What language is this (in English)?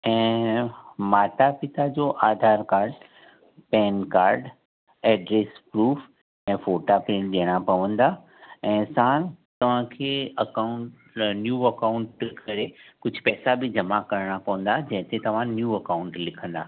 Sindhi